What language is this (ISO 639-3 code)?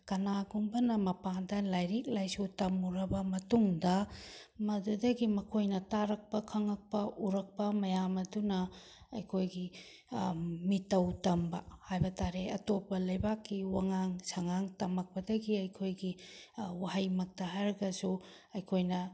mni